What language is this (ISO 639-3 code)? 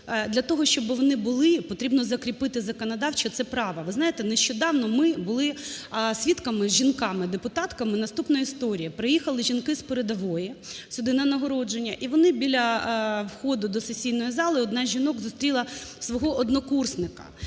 ukr